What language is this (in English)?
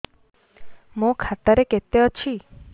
Odia